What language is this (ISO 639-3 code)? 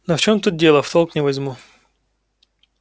rus